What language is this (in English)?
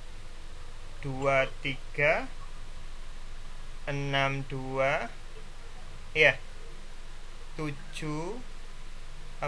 Indonesian